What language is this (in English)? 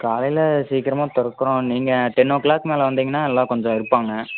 Tamil